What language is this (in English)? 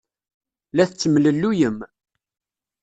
Kabyle